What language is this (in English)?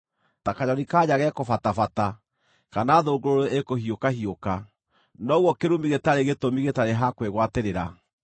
Kikuyu